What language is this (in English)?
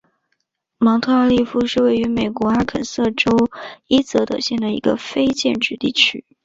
Chinese